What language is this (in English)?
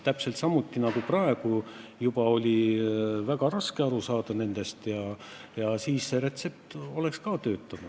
Estonian